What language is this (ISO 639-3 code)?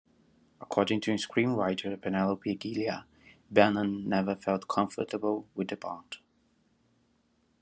eng